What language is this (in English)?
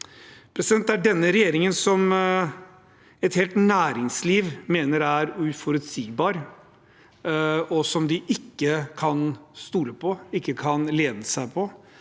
Norwegian